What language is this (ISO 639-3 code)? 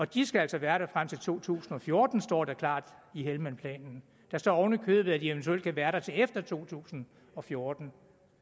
dan